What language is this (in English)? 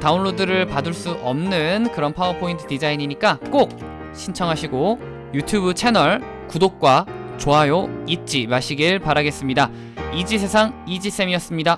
Korean